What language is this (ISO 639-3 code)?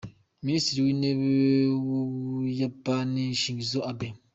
kin